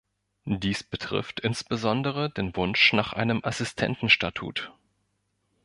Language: German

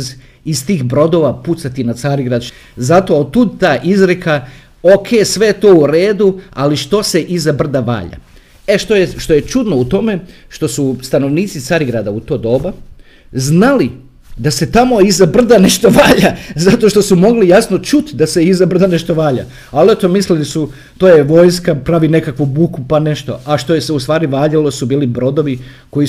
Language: Croatian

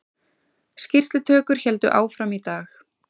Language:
Icelandic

